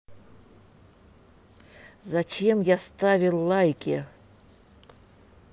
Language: Russian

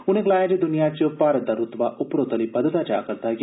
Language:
Dogri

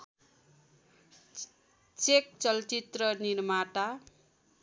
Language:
Nepali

